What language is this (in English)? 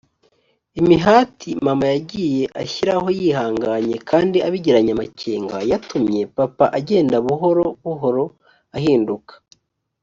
Kinyarwanda